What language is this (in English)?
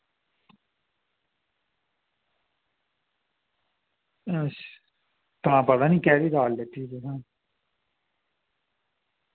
Dogri